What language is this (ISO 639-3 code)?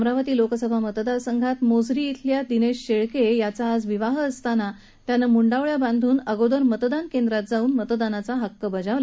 mar